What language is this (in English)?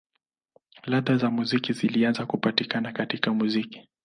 Swahili